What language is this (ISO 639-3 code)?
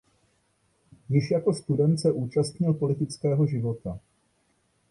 ces